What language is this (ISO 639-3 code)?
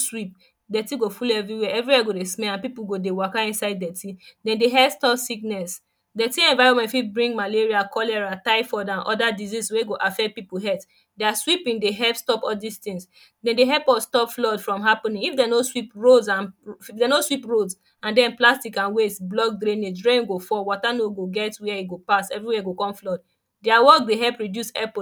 pcm